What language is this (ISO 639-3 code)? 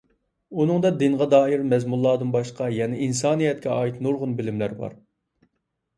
uig